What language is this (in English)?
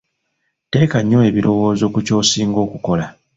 Ganda